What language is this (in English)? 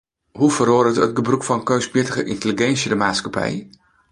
Western Frisian